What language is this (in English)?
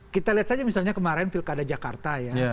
Indonesian